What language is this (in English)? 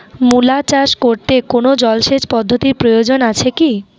Bangla